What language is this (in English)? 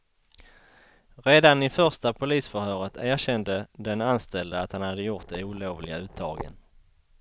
Swedish